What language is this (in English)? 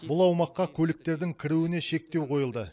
Kazakh